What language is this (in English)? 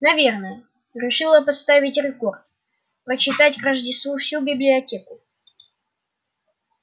Russian